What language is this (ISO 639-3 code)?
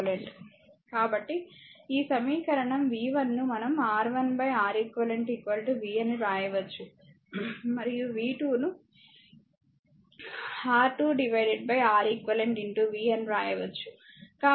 tel